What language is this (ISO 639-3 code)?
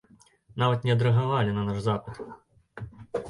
bel